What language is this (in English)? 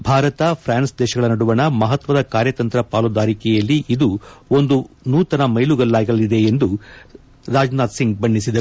Kannada